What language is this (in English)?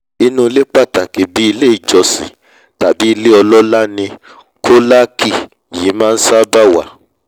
Yoruba